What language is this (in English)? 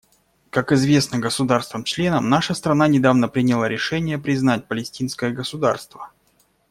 Russian